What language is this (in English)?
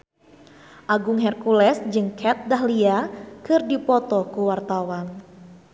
Sundanese